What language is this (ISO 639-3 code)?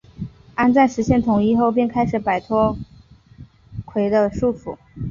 zho